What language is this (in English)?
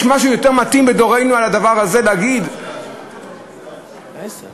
Hebrew